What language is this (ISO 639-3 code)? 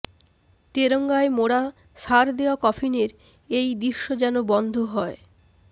ben